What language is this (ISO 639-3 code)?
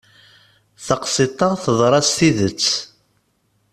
kab